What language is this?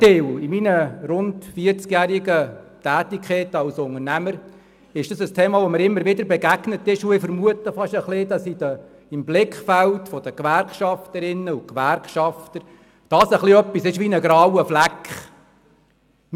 Swiss German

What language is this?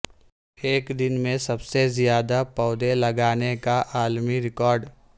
Urdu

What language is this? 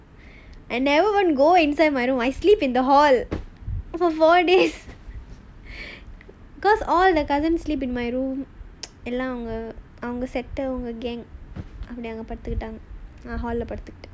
English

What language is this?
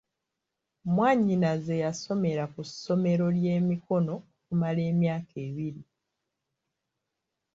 Ganda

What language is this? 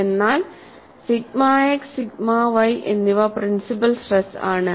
Malayalam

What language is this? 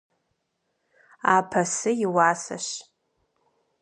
Kabardian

